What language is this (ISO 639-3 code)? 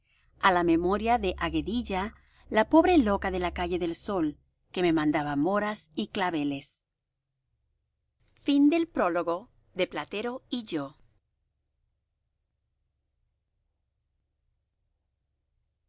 spa